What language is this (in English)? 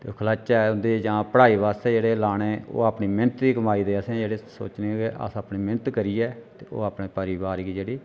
Dogri